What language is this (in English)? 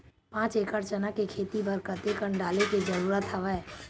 Chhattisgarhi